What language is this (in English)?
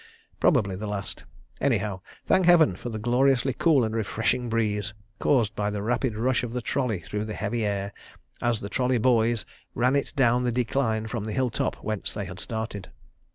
English